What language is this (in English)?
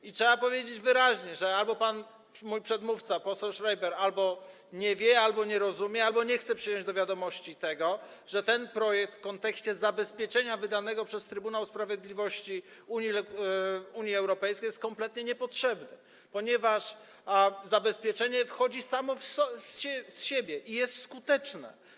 Polish